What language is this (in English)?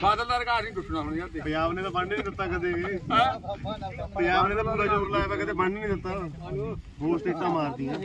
Punjabi